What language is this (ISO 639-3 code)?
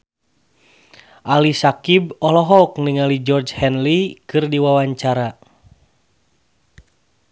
sun